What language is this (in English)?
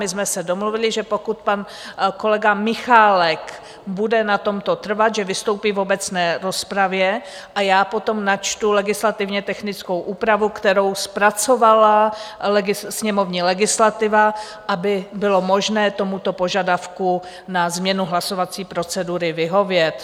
Czech